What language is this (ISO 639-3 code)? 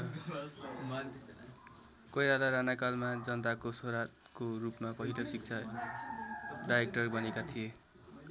nep